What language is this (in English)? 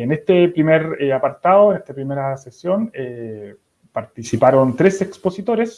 Spanish